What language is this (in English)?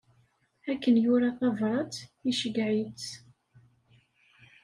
Kabyle